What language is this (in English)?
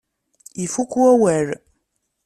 Kabyle